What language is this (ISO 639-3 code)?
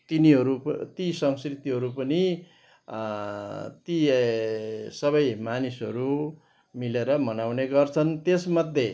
nep